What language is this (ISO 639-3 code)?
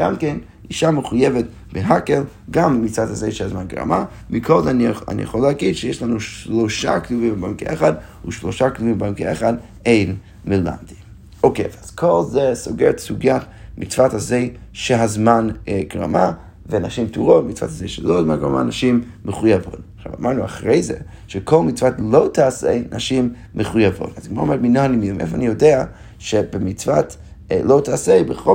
heb